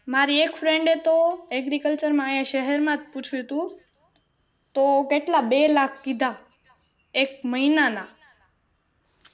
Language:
Gujarati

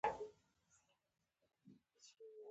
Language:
Pashto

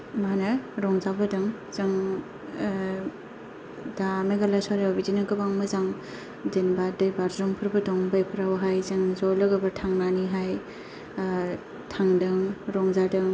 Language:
Bodo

